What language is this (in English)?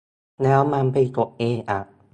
Thai